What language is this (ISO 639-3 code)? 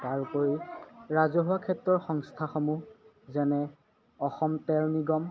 asm